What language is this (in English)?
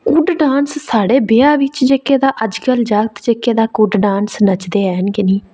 Dogri